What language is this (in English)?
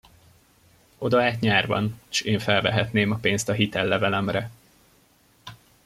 Hungarian